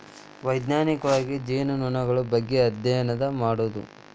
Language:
Kannada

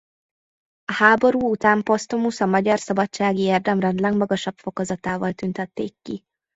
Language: Hungarian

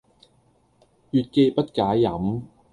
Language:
Cantonese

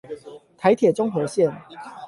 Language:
Chinese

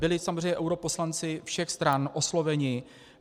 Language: Czech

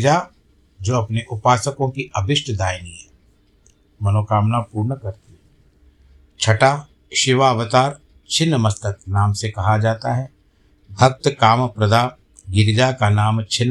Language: Hindi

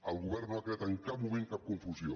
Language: Catalan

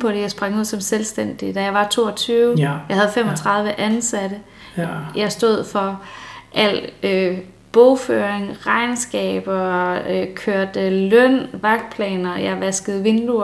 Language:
Danish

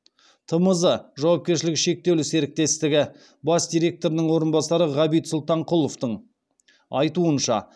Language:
Kazakh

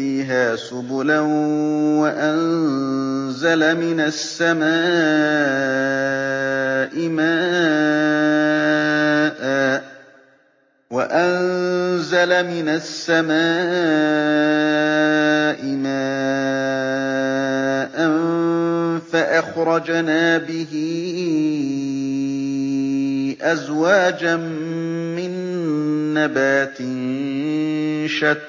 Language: Arabic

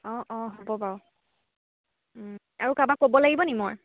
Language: Assamese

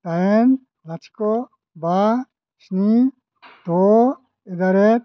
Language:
Bodo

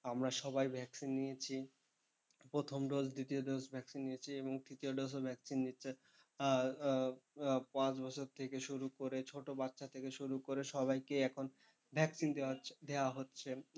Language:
Bangla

